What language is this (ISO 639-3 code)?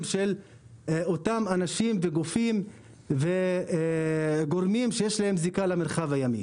heb